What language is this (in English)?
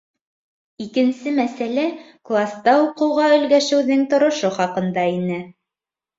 Bashkir